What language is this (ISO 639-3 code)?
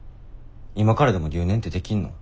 jpn